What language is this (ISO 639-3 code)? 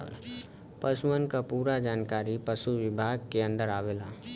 bho